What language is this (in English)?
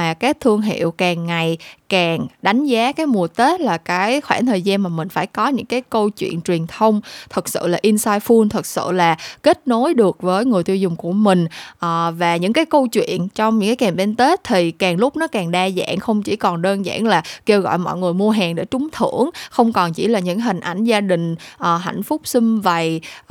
Vietnamese